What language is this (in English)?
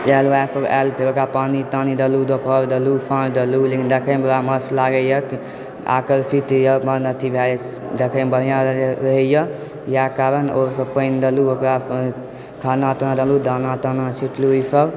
Maithili